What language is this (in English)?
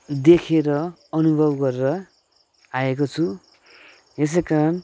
Nepali